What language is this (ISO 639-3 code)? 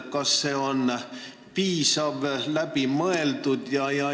est